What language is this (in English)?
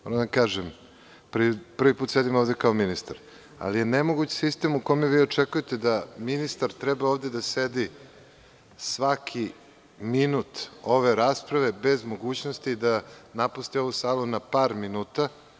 Serbian